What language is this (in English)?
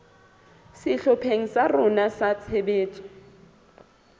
Southern Sotho